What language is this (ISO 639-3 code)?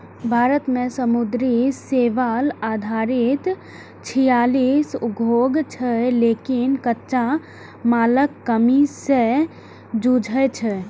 mai